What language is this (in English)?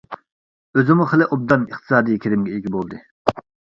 Uyghur